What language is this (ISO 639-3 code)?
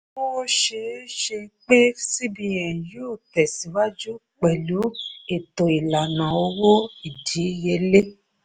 yor